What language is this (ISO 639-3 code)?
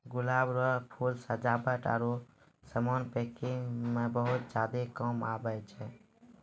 mai